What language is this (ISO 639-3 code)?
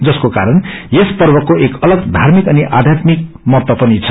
nep